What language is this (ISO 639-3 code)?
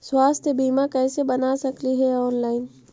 mag